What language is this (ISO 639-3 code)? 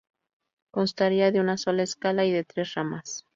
spa